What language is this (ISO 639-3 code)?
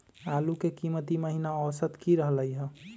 mag